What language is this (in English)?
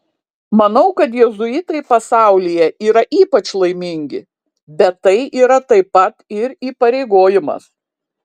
Lithuanian